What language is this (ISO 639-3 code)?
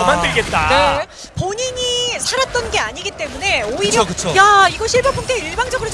kor